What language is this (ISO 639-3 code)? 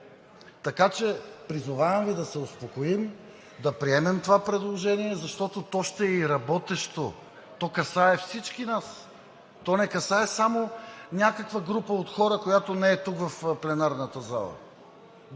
bul